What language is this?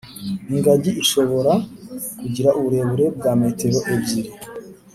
Kinyarwanda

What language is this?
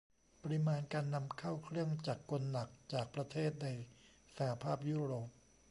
Thai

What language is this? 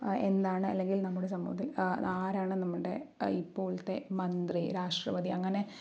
Malayalam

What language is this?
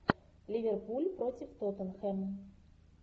Russian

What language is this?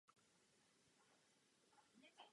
Czech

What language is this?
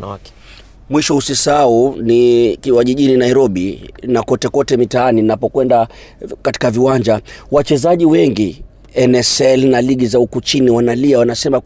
Swahili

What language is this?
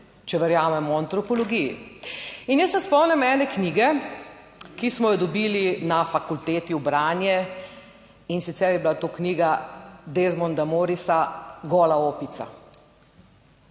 Slovenian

